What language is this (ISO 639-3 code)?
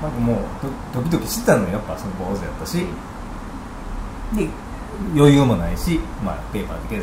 jpn